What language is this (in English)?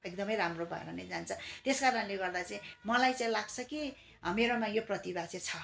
Nepali